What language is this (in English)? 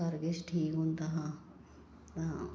Dogri